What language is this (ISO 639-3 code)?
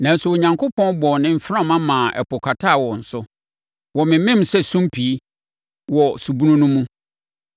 aka